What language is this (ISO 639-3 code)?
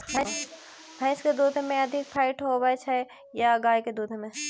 mai